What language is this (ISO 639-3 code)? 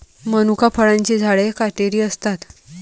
mar